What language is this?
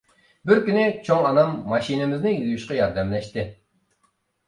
Uyghur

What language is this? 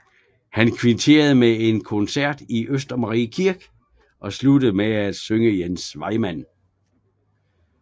Danish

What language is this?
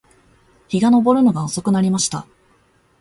Japanese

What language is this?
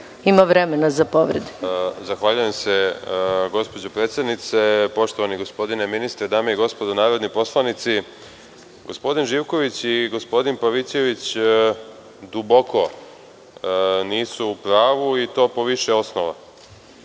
Serbian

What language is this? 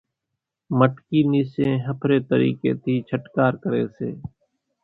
Kachi Koli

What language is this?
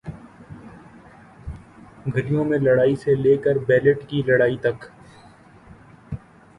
Urdu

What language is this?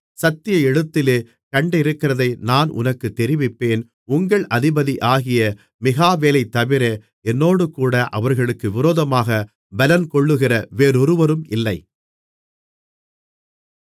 Tamil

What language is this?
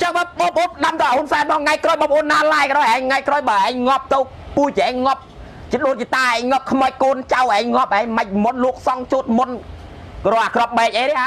Thai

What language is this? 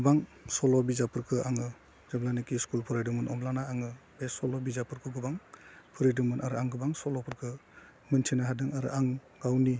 Bodo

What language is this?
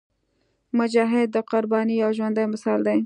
Pashto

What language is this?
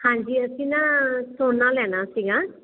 Punjabi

